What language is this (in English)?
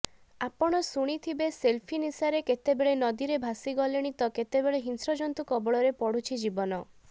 Odia